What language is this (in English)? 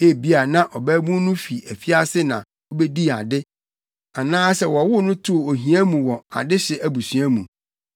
Akan